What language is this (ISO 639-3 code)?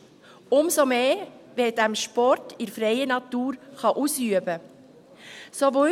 gsw